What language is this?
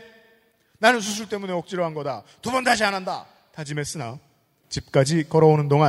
Korean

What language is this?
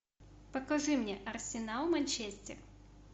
Russian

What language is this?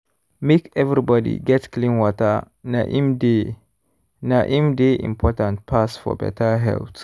Nigerian Pidgin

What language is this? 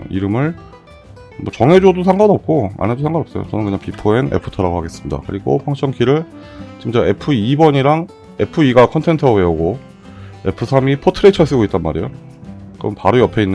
Korean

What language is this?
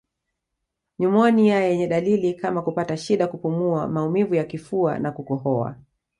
Swahili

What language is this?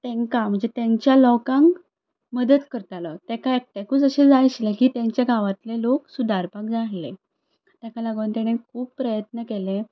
Konkani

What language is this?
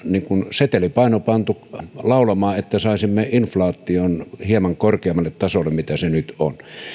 Finnish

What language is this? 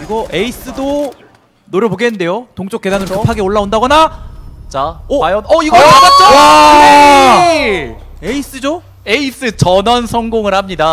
Korean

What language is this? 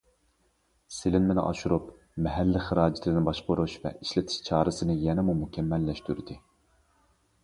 Uyghur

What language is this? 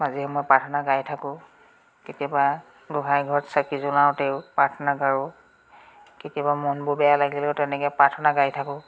Assamese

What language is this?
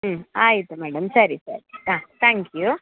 Kannada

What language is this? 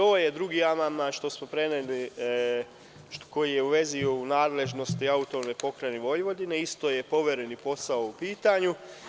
Serbian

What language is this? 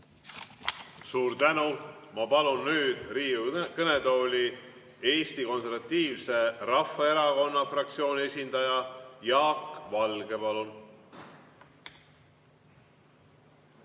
Estonian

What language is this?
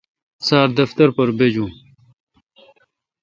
Kalkoti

